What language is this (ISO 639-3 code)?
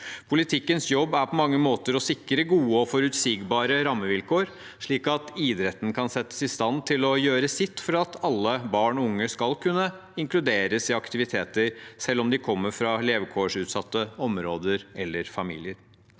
nor